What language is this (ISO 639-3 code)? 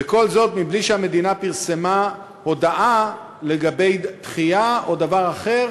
heb